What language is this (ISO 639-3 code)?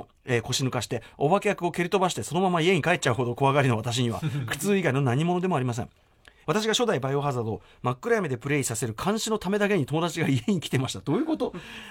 jpn